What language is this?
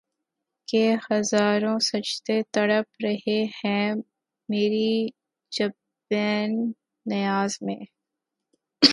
Urdu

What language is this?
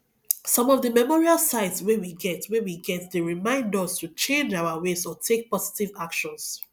Nigerian Pidgin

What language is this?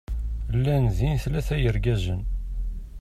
Kabyle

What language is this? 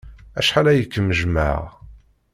Kabyle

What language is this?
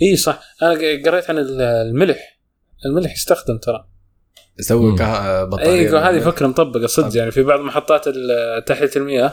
Arabic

